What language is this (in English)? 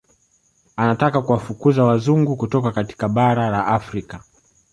Swahili